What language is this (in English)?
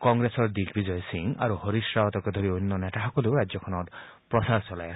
Assamese